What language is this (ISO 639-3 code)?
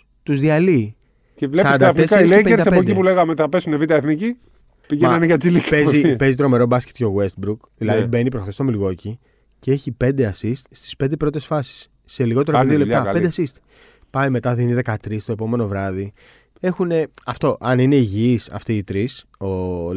ell